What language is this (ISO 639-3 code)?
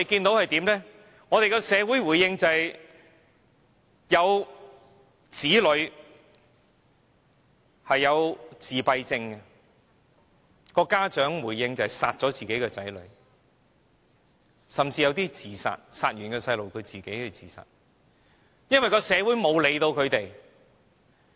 yue